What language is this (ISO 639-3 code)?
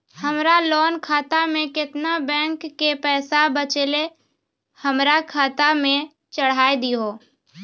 mai